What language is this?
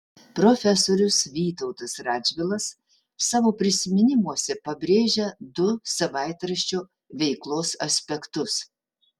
Lithuanian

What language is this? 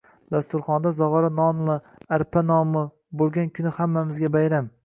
Uzbek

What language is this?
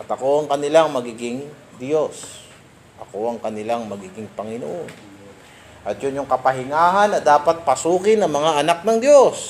Filipino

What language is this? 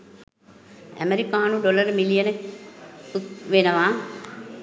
Sinhala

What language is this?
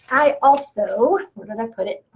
English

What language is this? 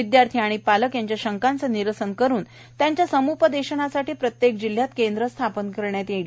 Marathi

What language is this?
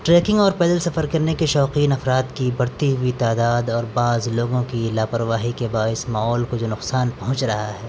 Urdu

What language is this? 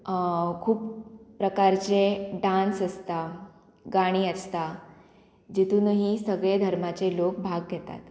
Konkani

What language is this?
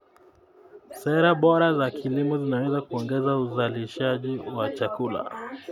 Kalenjin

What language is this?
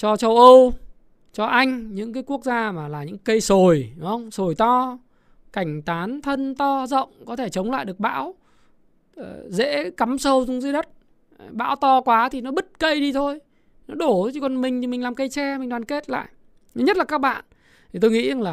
Vietnamese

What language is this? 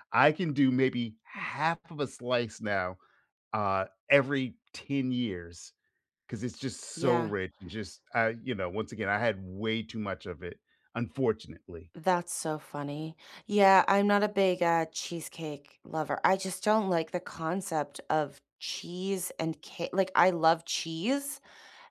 English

